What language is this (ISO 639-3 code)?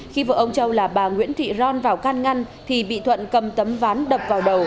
vie